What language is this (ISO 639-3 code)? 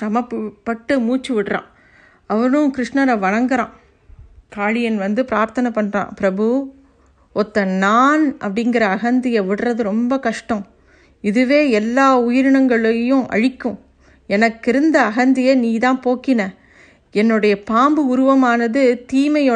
tam